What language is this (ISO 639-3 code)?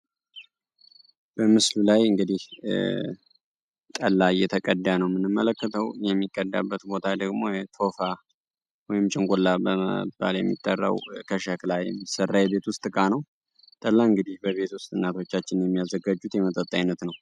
amh